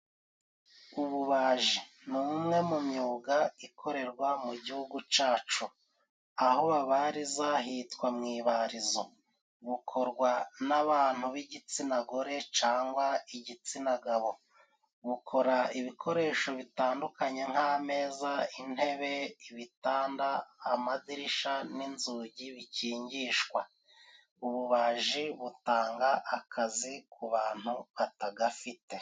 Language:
Kinyarwanda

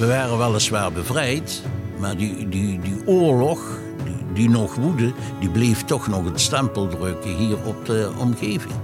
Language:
Dutch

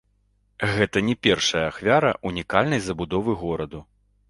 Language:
Belarusian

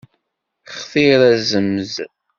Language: Kabyle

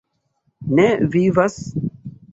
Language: Esperanto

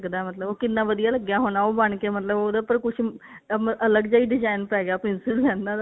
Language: Punjabi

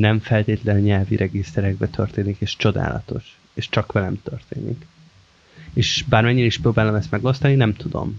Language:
Hungarian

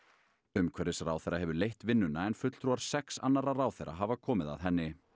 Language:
Icelandic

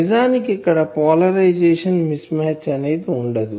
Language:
Telugu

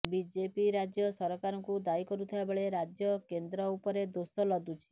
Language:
Odia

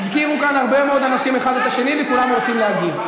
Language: Hebrew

